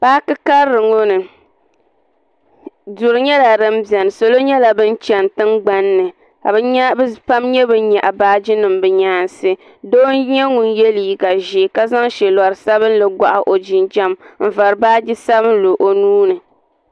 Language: Dagbani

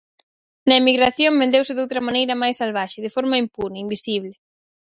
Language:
Galician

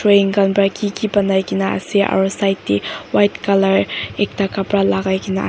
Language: Naga Pidgin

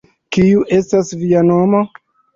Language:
Esperanto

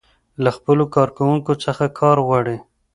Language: Pashto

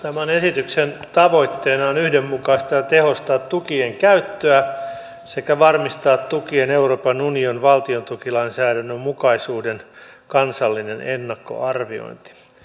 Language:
Finnish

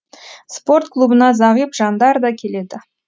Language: Kazakh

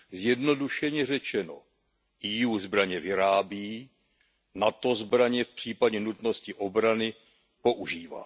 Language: Czech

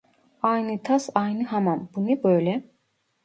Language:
Turkish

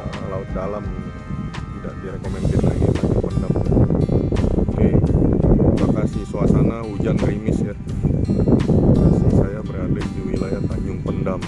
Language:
Indonesian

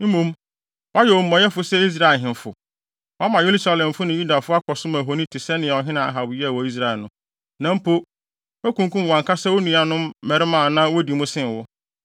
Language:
Akan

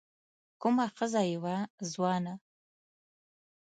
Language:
Pashto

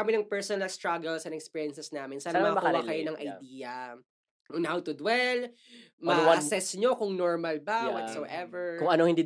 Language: Filipino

